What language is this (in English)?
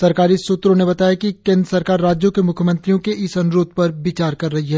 Hindi